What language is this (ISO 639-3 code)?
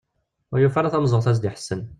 kab